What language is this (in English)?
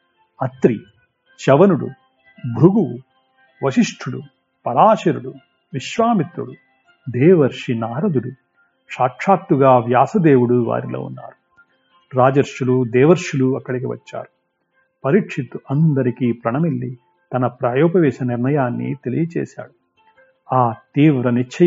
Telugu